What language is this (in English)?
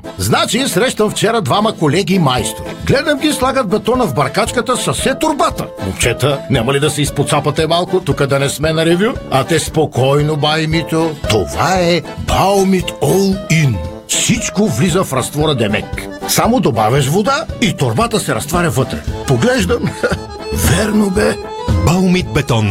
Bulgarian